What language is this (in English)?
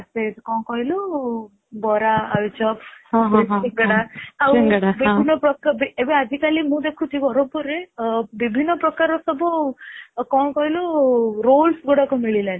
Odia